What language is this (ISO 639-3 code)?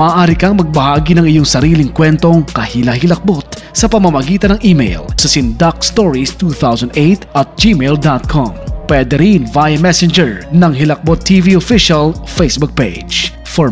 fil